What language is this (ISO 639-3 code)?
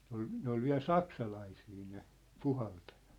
fin